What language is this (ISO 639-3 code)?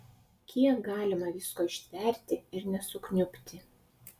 lit